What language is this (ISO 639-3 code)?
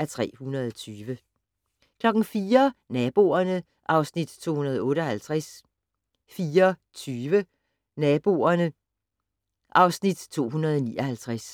dan